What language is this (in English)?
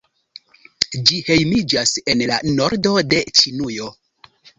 Esperanto